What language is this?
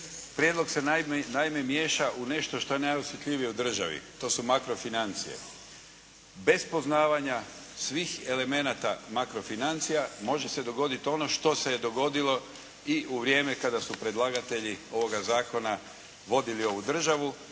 Croatian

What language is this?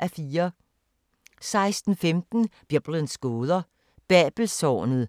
Danish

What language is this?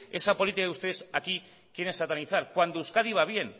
Spanish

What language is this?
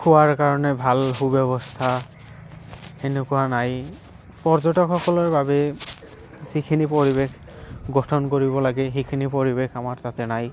Assamese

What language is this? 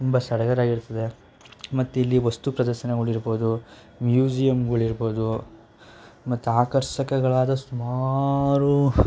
Kannada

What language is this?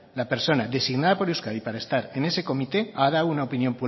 Spanish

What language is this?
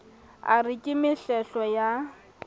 Southern Sotho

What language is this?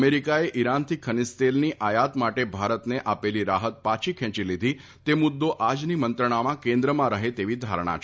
Gujarati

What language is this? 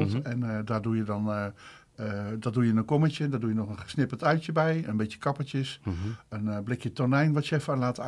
Dutch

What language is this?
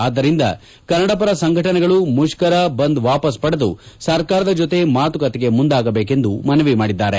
Kannada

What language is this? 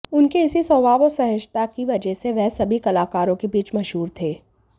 Hindi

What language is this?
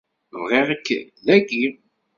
Kabyle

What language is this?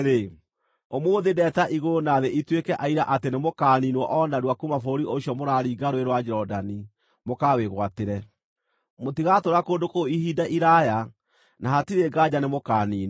Kikuyu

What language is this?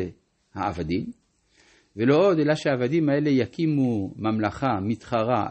Hebrew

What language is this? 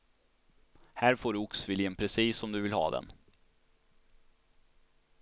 Swedish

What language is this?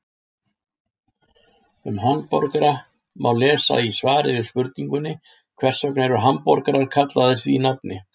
Icelandic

